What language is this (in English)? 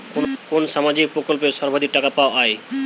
Bangla